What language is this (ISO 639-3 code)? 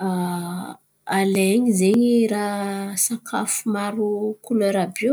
xmv